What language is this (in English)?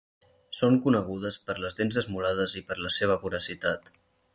Catalan